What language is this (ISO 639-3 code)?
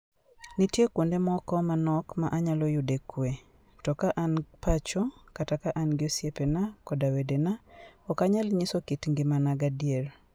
luo